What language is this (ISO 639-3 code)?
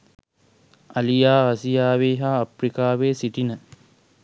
sin